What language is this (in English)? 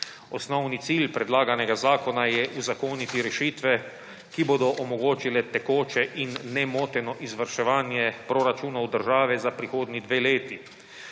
Slovenian